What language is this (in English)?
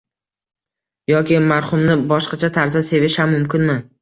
Uzbek